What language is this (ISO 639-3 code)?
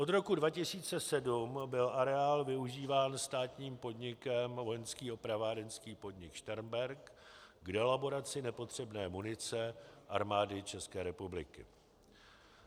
ces